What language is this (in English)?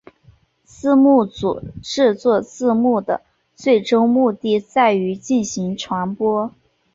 Chinese